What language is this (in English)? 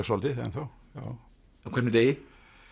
Icelandic